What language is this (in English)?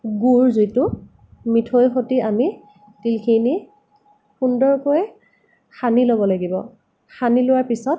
Assamese